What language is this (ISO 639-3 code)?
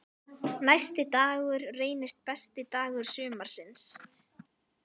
isl